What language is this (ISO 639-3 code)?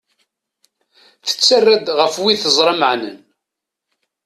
kab